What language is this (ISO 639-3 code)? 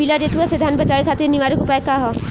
bho